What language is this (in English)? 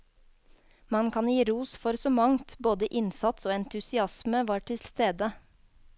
Norwegian